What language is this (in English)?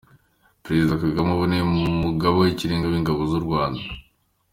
Kinyarwanda